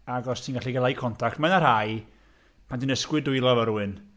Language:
Welsh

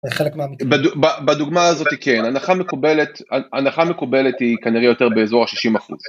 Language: Hebrew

